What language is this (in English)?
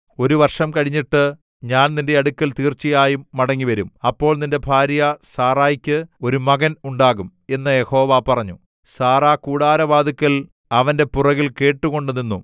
Malayalam